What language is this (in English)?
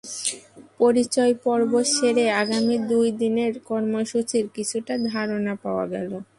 Bangla